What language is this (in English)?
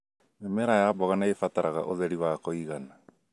Kikuyu